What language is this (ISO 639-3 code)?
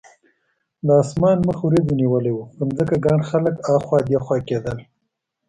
pus